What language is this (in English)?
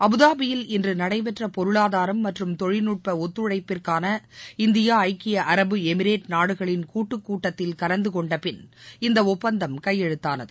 Tamil